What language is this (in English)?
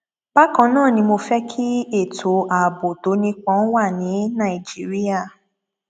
Yoruba